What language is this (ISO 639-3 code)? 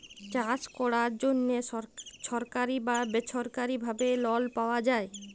ben